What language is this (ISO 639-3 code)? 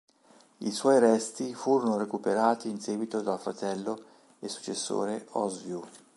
ita